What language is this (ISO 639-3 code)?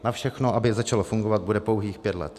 ces